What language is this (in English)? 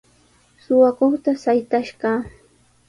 Sihuas Ancash Quechua